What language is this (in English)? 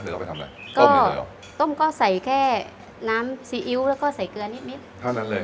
Thai